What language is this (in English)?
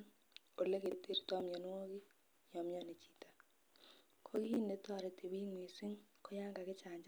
Kalenjin